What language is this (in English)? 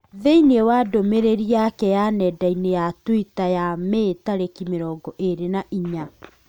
Kikuyu